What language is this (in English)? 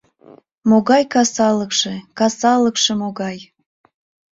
Mari